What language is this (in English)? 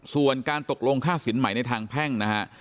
Thai